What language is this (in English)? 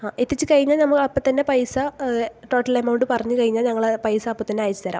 Malayalam